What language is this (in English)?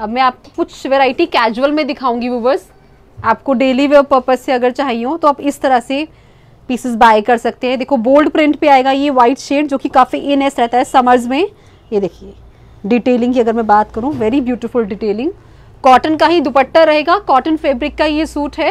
Hindi